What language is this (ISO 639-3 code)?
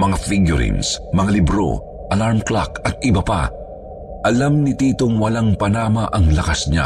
fil